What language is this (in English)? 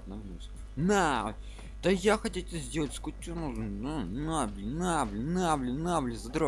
Russian